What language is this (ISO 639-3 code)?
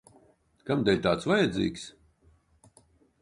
lav